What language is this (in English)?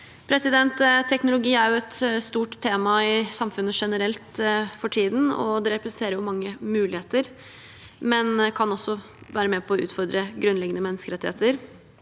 Norwegian